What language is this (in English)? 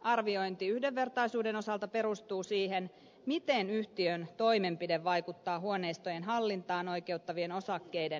Finnish